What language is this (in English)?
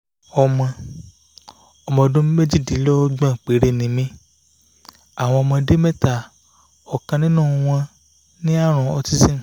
Yoruba